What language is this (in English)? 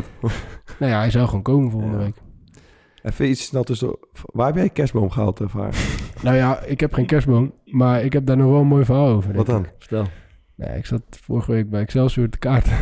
Dutch